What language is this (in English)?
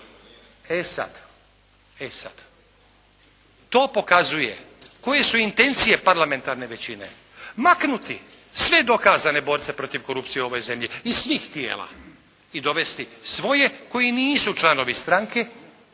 Croatian